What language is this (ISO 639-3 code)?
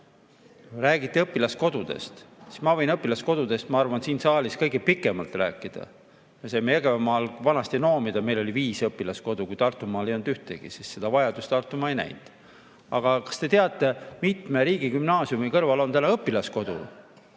est